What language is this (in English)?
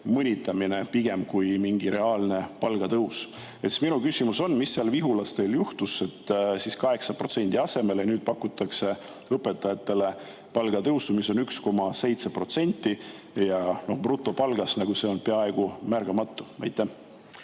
Estonian